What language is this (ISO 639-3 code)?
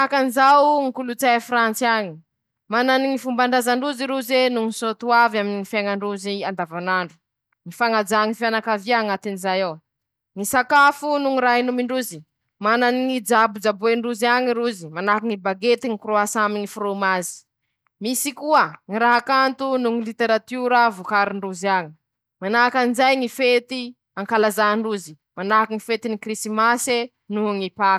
msh